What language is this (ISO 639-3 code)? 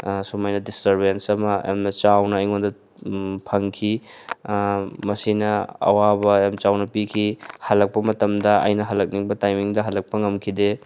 mni